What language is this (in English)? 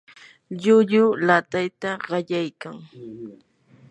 Yanahuanca Pasco Quechua